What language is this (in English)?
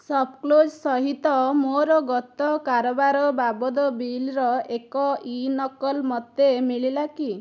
Odia